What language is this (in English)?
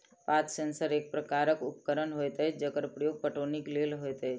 Maithili